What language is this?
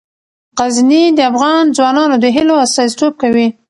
Pashto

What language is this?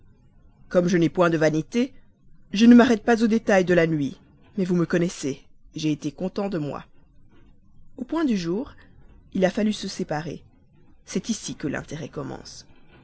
French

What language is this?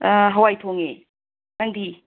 Manipuri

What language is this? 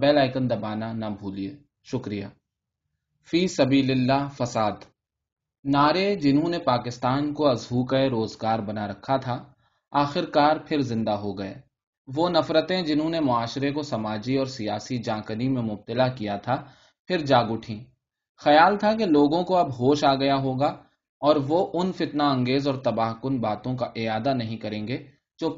Urdu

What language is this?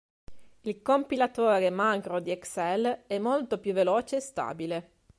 Italian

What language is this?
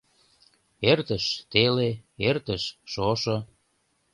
Mari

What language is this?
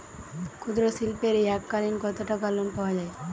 Bangla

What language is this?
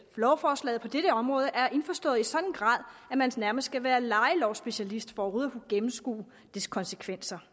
Danish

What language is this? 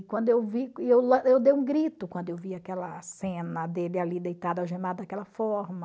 Portuguese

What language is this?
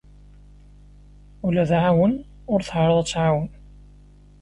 Kabyle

